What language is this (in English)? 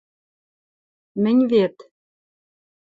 Western Mari